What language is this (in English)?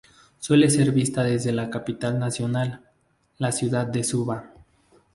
Spanish